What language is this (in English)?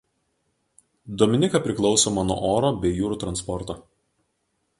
Lithuanian